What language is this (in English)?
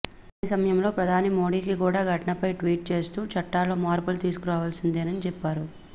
Telugu